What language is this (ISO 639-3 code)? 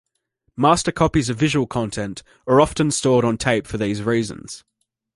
eng